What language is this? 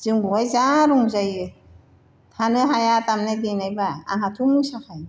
Bodo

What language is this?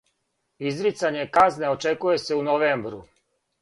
Serbian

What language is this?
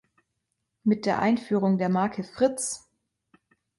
German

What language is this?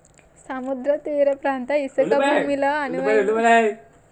Telugu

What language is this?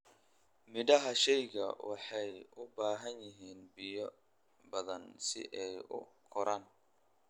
Somali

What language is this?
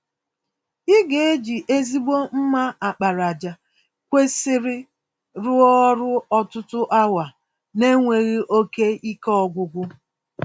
Igbo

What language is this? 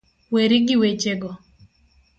Luo (Kenya and Tanzania)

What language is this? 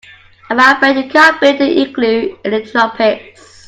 English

